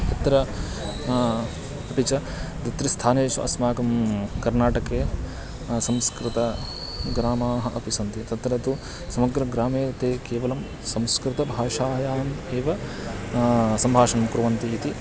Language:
Sanskrit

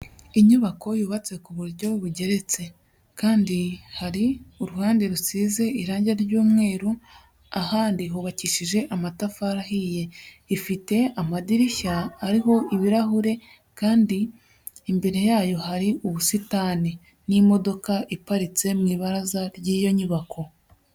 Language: Kinyarwanda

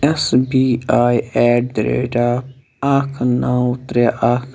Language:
Kashmiri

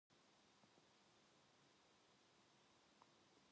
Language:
Korean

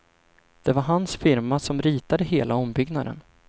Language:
Swedish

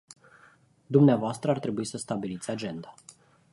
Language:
Romanian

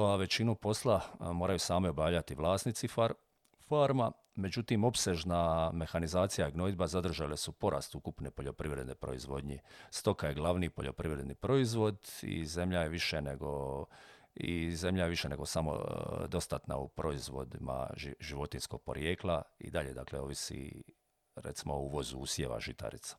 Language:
Croatian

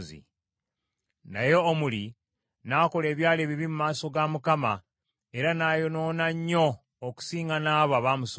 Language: Ganda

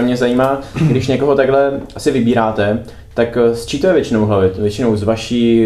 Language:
Czech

